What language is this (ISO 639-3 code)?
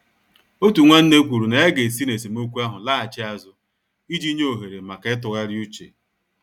ibo